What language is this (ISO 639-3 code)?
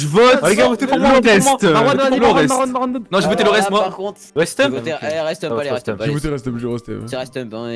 fra